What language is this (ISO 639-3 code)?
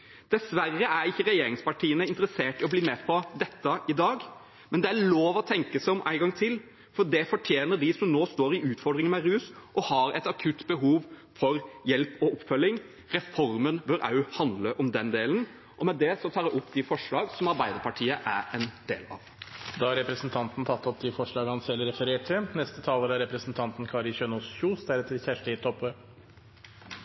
nob